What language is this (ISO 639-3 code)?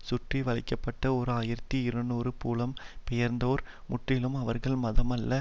tam